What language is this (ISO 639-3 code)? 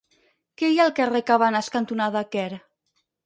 cat